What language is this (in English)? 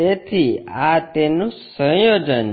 Gujarati